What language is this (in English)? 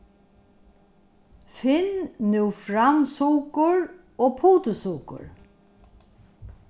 Faroese